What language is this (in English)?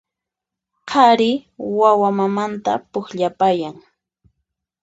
Puno Quechua